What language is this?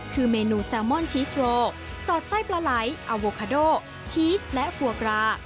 Thai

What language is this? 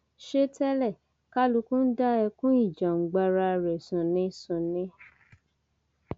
Yoruba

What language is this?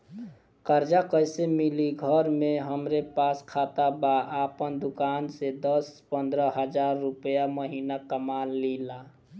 Bhojpuri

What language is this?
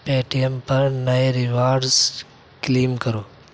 Urdu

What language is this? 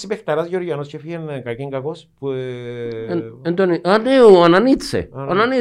Greek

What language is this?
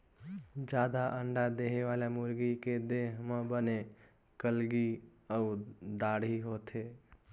Chhattisgarhi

